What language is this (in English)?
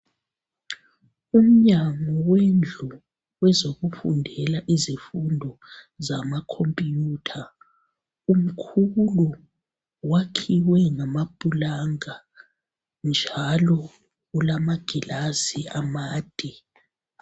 North Ndebele